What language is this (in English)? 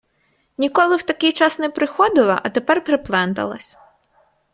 Ukrainian